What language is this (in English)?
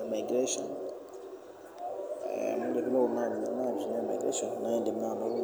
Masai